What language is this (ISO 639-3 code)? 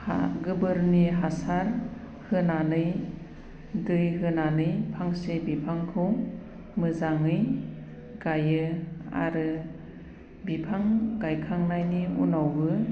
brx